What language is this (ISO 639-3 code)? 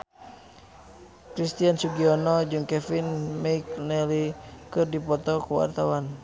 sun